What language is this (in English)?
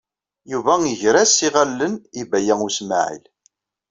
Kabyle